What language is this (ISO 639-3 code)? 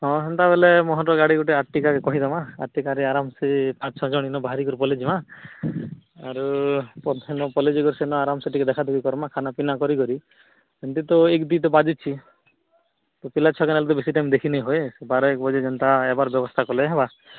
ori